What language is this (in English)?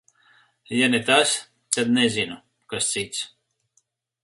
Latvian